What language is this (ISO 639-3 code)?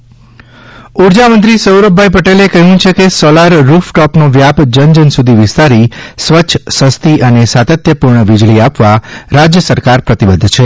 guj